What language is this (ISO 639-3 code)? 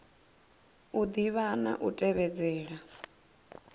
ven